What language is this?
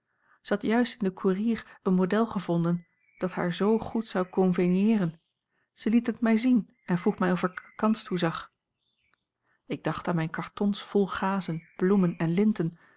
Dutch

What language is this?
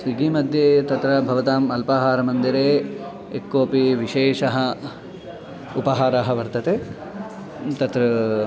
Sanskrit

